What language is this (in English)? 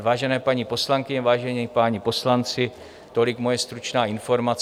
Czech